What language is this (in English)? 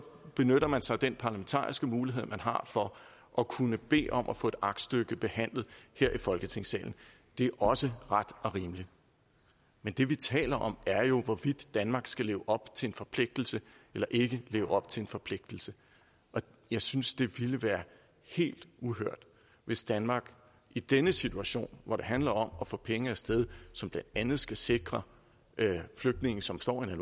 Danish